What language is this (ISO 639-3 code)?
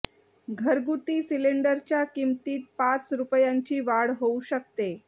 mar